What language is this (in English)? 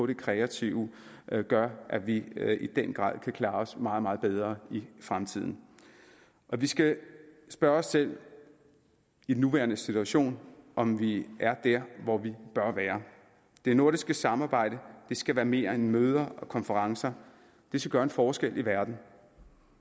Danish